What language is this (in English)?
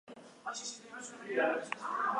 Basque